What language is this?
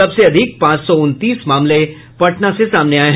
Hindi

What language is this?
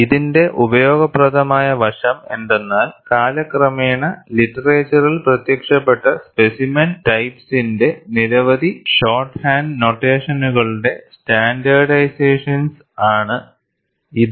Malayalam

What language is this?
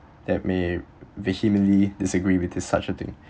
English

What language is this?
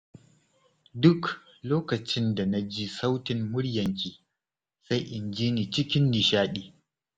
Hausa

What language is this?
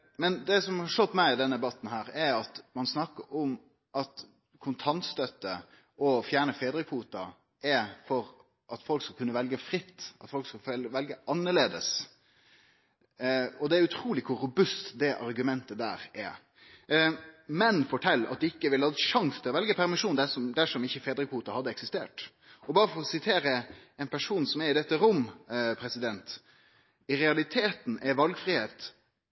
Norwegian Nynorsk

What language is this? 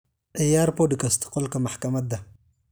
Somali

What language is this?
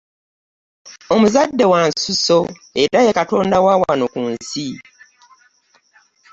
Ganda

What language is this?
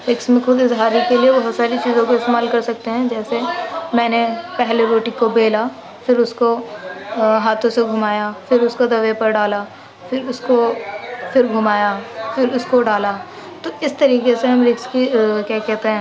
Urdu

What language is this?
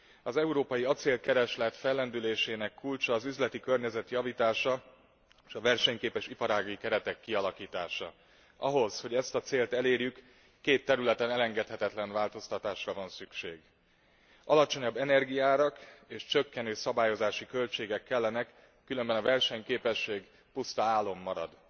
Hungarian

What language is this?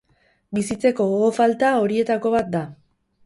Basque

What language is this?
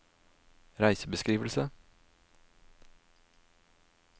Norwegian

